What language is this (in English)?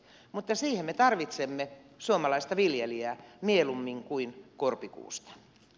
Finnish